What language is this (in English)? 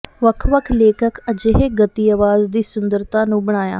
Punjabi